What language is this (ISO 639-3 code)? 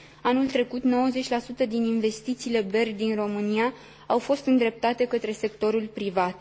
ron